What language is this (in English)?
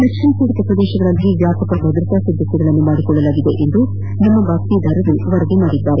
Kannada